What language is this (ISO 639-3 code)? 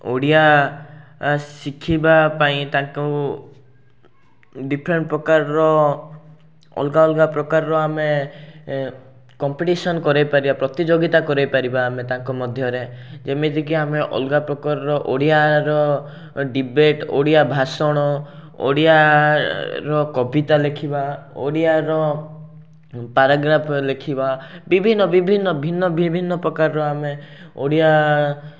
ori